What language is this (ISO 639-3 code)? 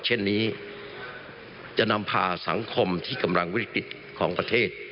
tha